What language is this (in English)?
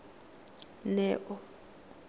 Tswana